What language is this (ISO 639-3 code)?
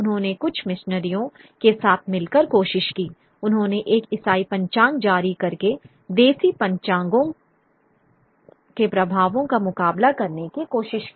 hin